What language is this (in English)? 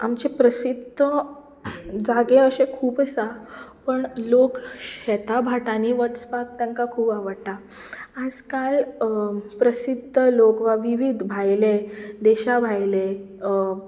Konkani